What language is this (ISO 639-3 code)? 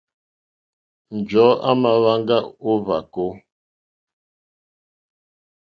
bri